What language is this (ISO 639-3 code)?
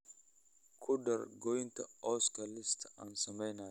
som